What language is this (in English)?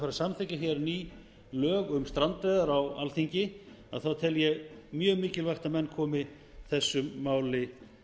Icelandic